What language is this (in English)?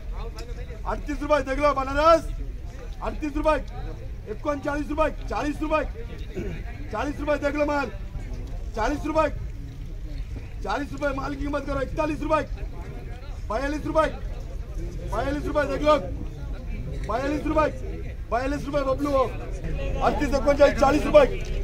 Turkish